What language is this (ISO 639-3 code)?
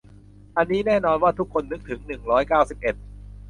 tha